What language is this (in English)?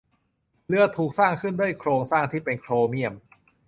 Thai